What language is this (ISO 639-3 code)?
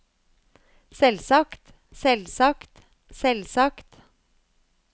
nor